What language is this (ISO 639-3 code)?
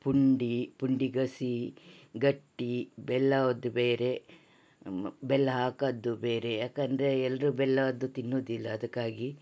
kan